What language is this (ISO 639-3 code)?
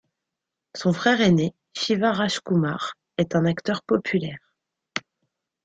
fra